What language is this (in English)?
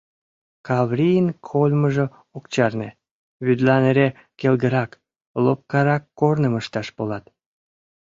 Mari